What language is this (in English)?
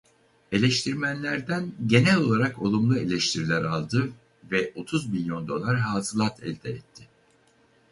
Turkish